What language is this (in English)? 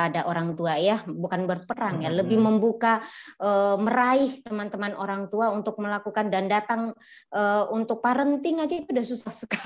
Indonesian